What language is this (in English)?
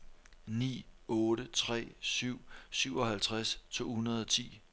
Danish